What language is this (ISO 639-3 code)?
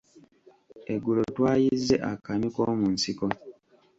lug